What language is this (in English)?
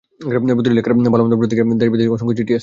Bangla